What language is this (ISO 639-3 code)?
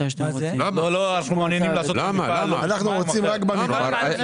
heb